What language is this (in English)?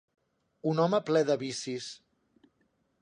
Catalan